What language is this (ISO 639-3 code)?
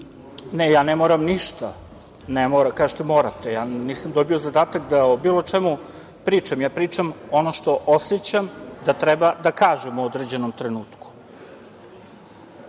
srp